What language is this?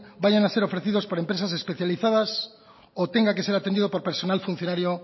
Spanish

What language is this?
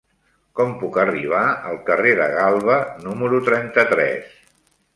Catalan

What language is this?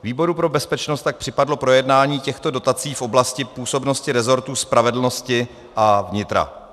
Czech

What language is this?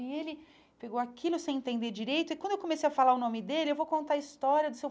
Portuguese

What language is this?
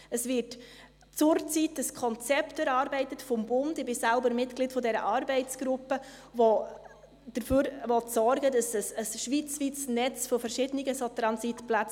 Swiss German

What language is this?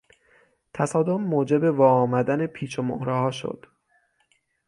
Persian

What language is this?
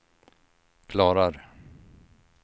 Swedish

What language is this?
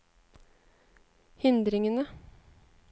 Norwegian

